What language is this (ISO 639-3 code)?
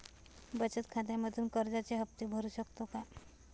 mar